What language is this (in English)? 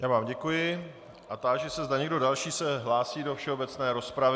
Czech